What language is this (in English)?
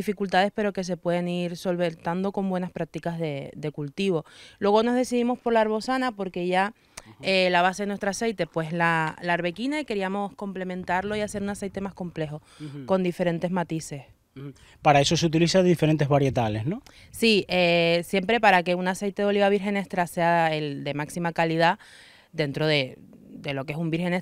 Spanish